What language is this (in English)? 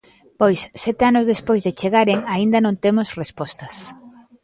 Galician